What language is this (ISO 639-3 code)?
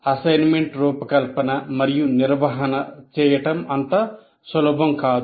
tel